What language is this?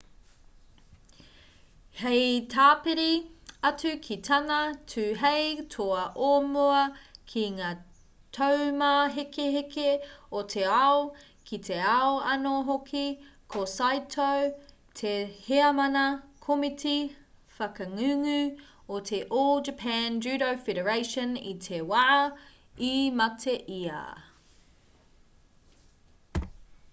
Māori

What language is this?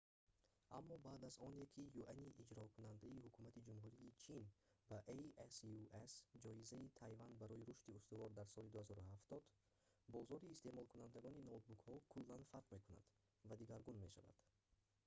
Tajik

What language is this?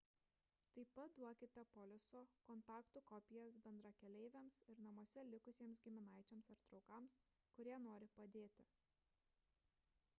Lithuanian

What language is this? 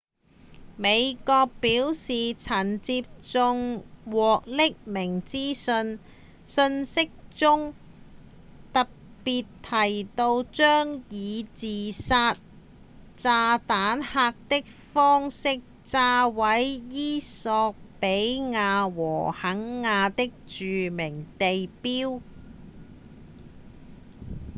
Cantonese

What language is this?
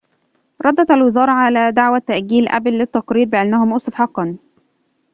Arabic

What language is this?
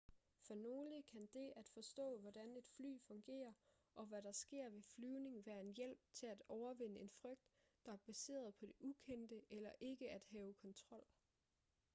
Danish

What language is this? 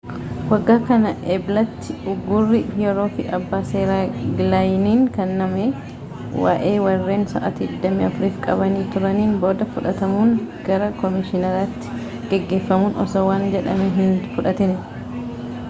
Oromo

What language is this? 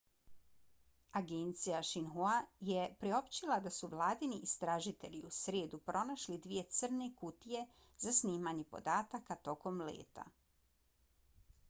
Bosnian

